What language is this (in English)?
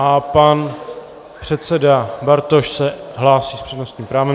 Czech